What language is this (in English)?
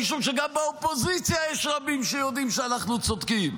Hebrew